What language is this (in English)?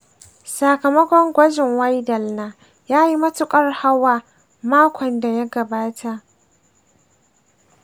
Hausa